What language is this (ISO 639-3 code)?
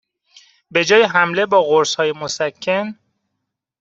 fas